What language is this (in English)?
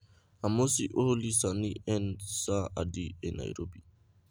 Luo (Kenya and Tanzania)